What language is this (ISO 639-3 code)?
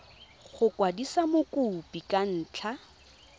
tsn